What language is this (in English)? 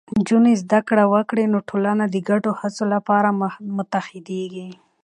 Pashto